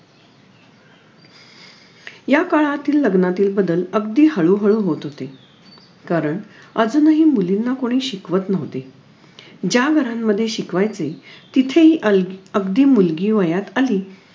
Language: Marathi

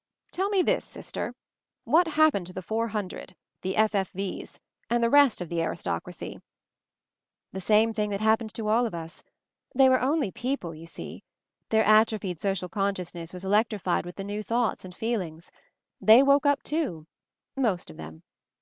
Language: English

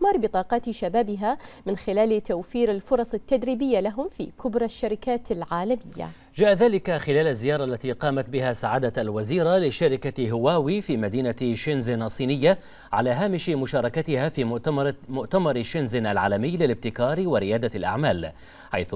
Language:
Arabic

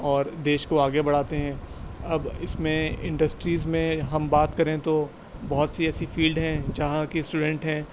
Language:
Urdu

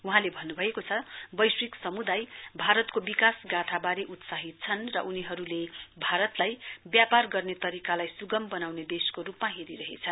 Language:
Nepali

